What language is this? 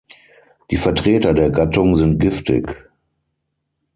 German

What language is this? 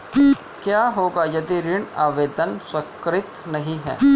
Hindi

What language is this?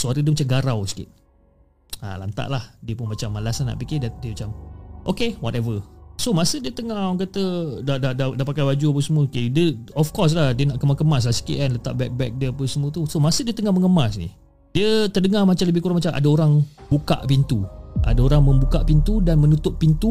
Malay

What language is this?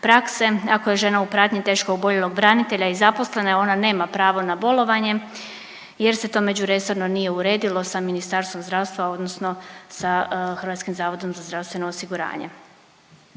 Croatian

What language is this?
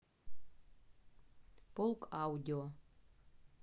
Russian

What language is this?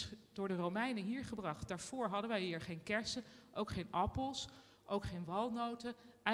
Dutch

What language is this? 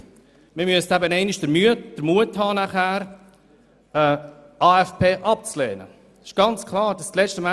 Swiss German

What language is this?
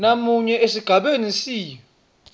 Swati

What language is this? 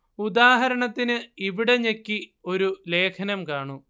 Malayalam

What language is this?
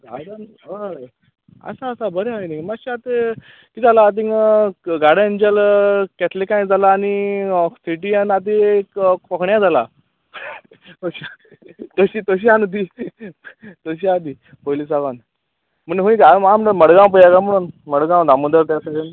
Konkani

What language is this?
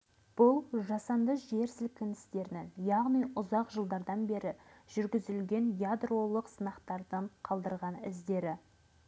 Kazakh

